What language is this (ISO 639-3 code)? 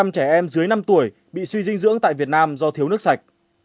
vie